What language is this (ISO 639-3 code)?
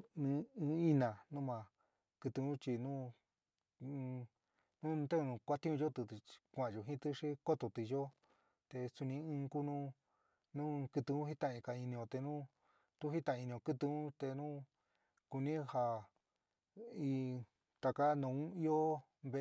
mig